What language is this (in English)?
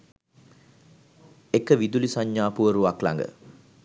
Sinhala